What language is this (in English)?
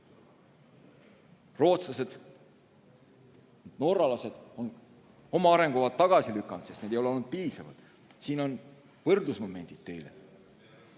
Estonian